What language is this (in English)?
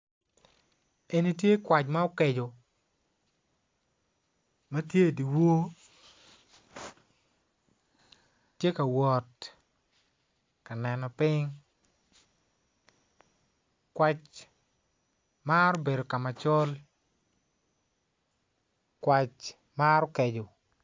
Acoli